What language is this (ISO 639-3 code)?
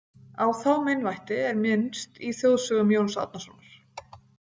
isl